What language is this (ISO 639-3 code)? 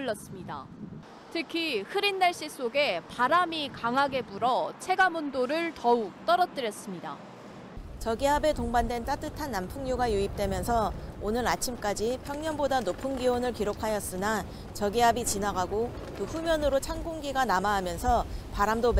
kor